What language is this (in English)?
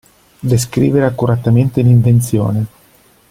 Italian